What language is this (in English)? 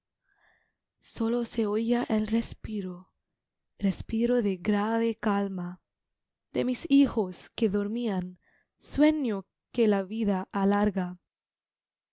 Spanish